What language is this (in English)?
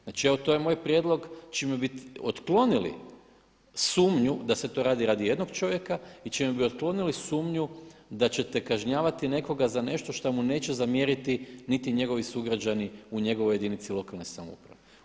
Croatian